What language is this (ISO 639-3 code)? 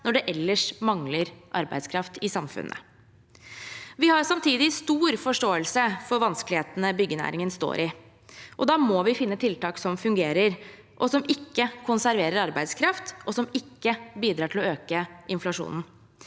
nor